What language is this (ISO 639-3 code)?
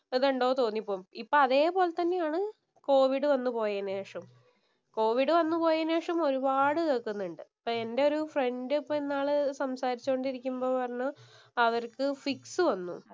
mal